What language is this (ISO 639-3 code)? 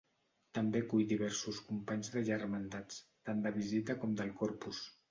cat